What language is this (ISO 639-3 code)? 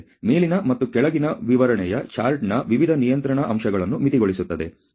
kan